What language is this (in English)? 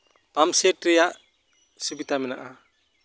Santali